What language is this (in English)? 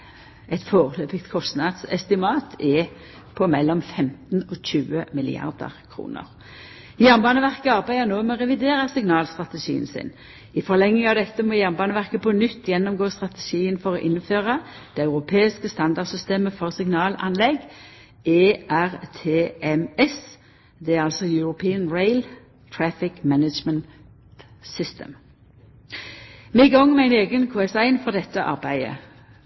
Norwegian Nynorsk